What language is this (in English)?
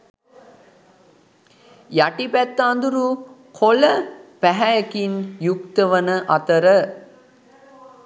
Sinhala